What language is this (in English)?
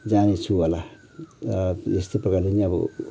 Nepali